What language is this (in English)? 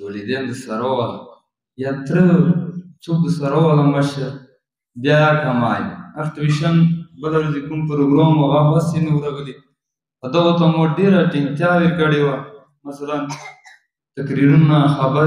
Romanian